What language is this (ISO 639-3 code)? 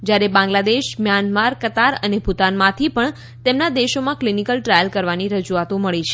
guj